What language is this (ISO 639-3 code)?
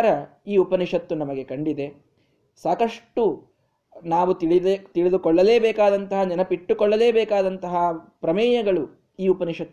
kan